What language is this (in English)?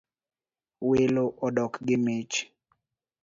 Luo (Kenya and Tanzania)